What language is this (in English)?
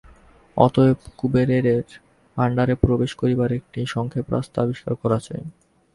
Bangla